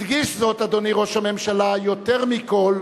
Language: Hebrew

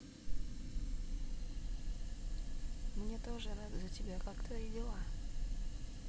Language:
Russian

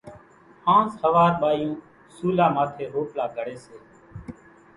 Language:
Kachi Koli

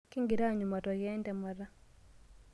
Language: Masai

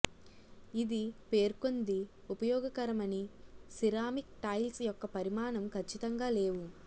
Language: Telugu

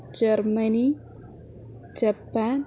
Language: Sanskrit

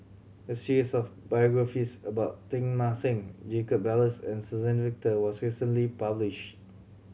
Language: English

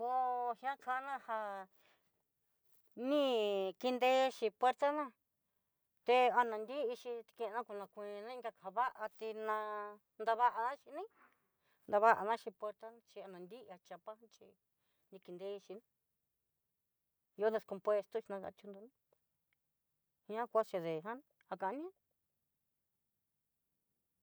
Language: Southeastern Nochixtlán Mixtec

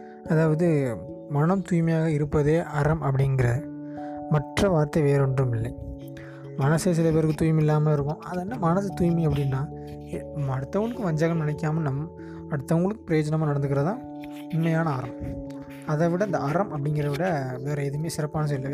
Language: Tamil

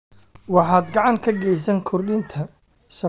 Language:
Somali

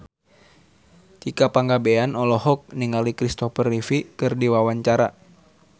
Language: Sundanese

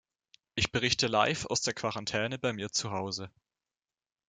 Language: German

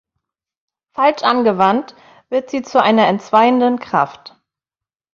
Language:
German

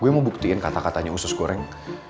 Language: Indonesian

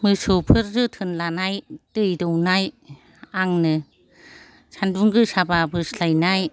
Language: Bodo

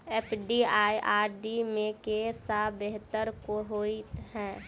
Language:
Maithili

